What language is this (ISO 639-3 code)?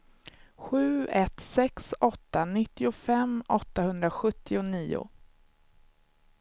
swe